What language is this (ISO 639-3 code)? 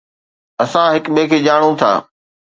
snd